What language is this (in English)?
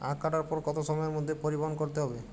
Bangla